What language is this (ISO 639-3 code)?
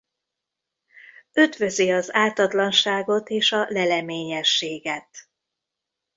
hun